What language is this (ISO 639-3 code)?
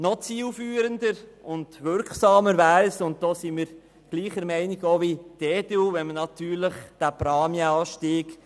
gsw